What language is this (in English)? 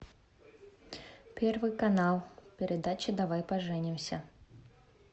Russian